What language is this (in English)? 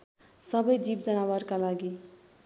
Nepali